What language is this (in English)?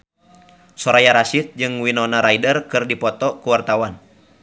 Sundanese